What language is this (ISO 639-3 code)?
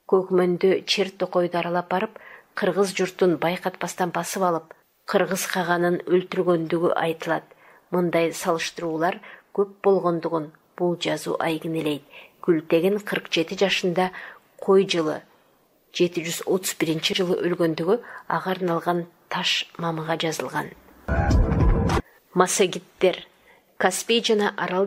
tur